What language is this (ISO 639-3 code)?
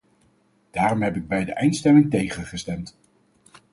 nld